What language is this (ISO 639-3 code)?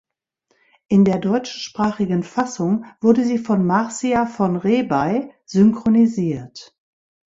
deu